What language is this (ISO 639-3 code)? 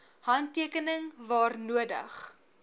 afr